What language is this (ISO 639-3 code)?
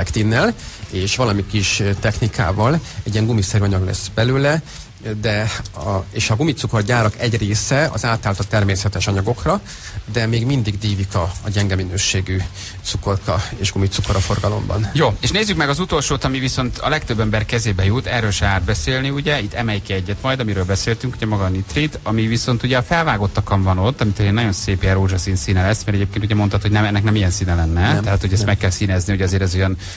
hun